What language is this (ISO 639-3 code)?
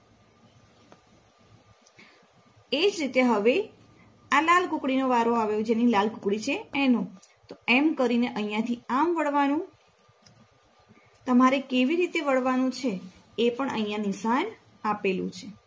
guj